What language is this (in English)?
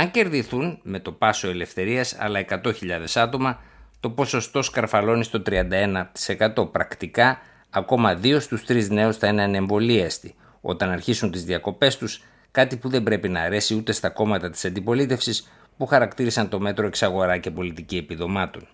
Greek